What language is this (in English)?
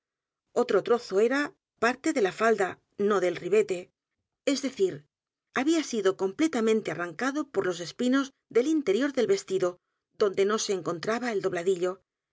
Spanish